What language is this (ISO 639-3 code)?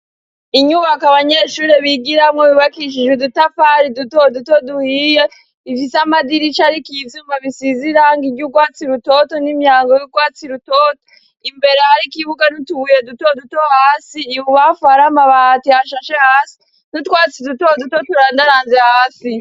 run